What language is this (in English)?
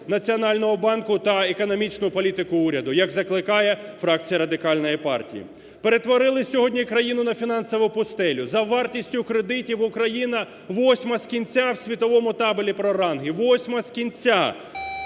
Ukrainian